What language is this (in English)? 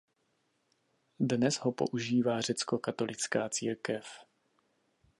Czech